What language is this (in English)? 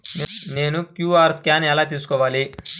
Telugu